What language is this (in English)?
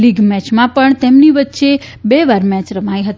Gujarati